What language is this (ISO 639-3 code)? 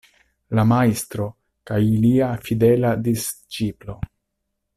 epo